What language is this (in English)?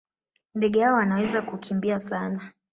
Swahili